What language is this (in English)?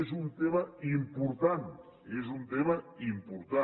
Catalan